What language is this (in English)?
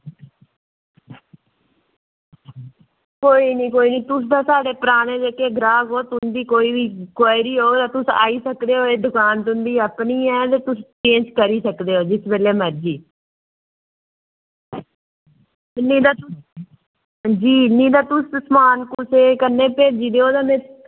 Dogri